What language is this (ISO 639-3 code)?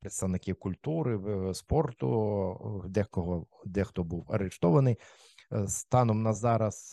ukr